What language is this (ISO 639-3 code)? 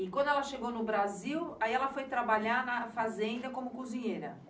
por